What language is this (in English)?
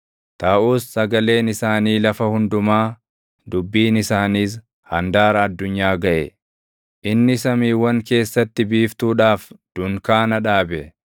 Oromo